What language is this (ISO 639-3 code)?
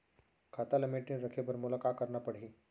hne